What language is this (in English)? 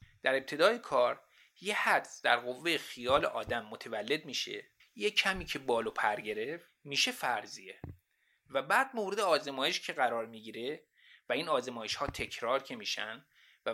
Persian